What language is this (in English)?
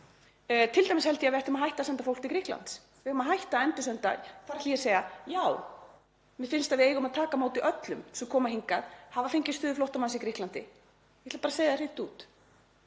Icelandic